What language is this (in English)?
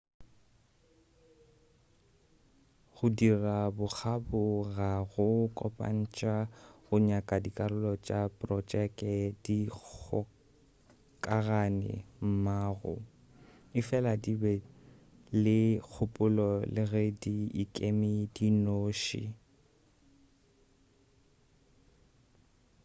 Northern Sotho